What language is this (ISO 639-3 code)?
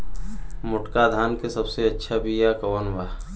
bho